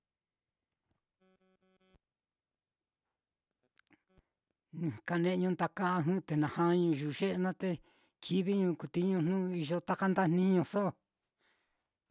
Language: Mitlatongo Mixtec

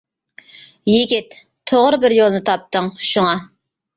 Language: Uyghur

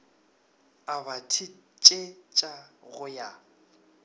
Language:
Northern Sotho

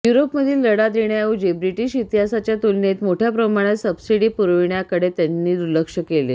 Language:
Marathi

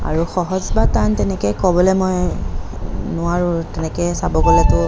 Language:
Assamese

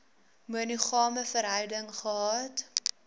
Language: Afrikaans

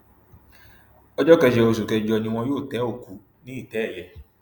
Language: Yoruba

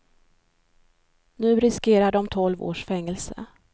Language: Swedish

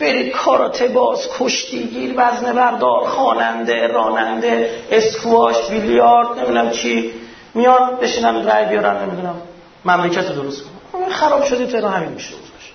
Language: Persian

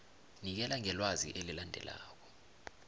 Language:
South Ndebele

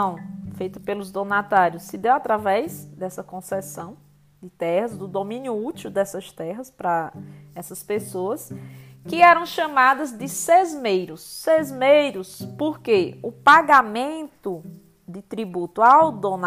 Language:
Portuguese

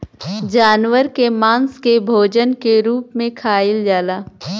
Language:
Bhojpuri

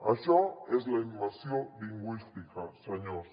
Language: Catalan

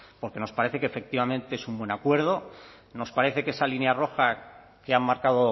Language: Spanish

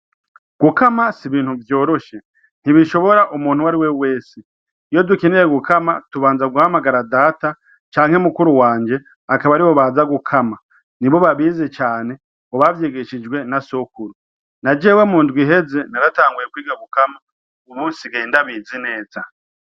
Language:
Rundi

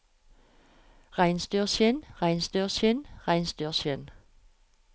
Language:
Norwegian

